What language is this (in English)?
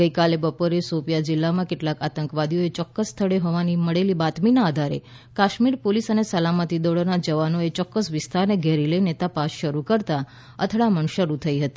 Gujarati